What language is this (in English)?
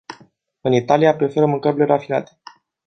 Romanian